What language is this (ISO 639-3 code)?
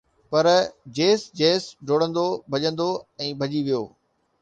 snd